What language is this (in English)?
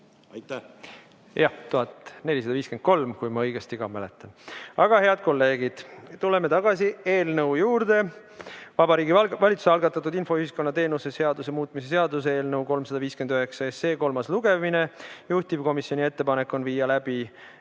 Estonian